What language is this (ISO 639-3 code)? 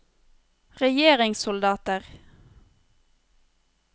nor